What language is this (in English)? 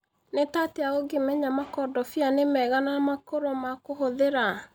Kikuyu